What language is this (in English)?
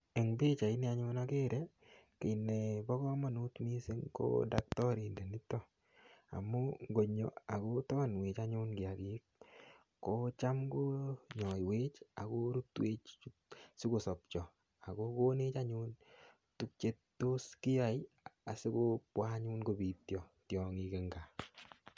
Kalenjin